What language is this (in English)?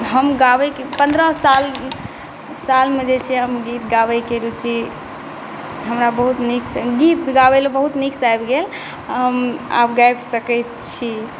Maithili